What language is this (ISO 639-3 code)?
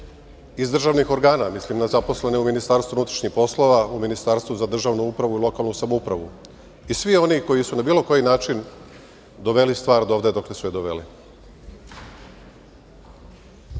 srp